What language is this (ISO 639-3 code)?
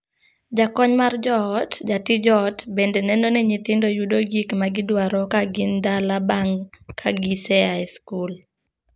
luo